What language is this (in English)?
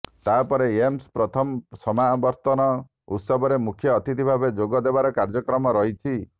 Odia